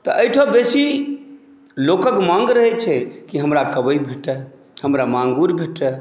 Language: Maithili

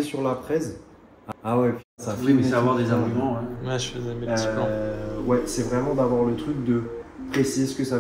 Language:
French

